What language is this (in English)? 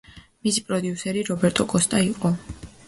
Georgian